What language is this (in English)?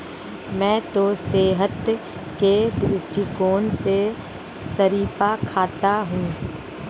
Hindi